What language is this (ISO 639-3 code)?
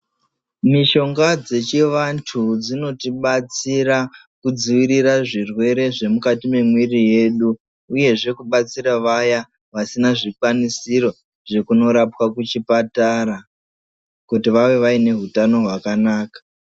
ndc